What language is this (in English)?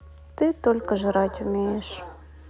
Russian